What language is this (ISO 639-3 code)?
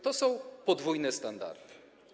pol